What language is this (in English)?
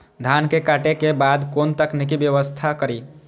Maithili